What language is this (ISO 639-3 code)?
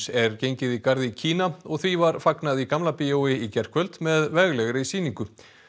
isl